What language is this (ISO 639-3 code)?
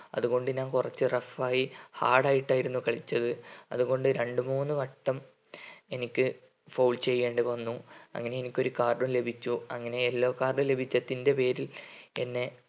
mal